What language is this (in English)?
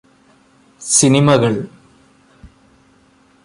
Malayalam